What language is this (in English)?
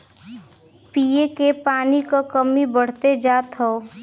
Bhojpuri